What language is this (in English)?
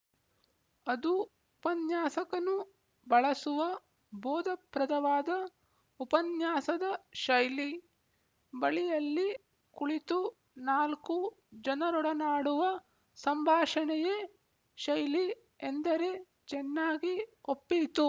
Kannada